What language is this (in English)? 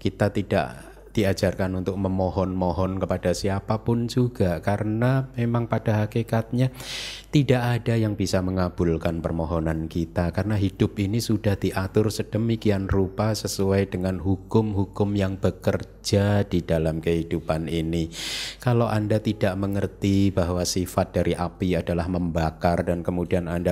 Indonesian